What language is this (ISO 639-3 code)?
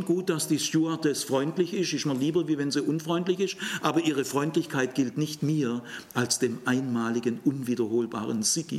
deu